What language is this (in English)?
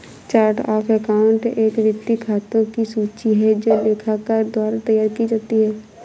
Hindi